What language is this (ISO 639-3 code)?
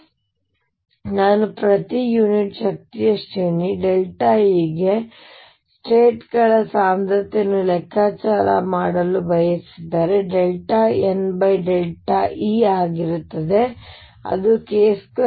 kan